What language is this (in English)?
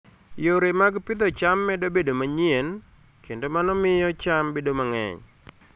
Luo (Kenya and Tanzania)